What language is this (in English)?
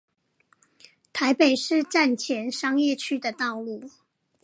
Chinese